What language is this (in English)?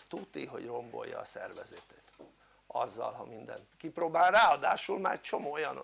Hungarian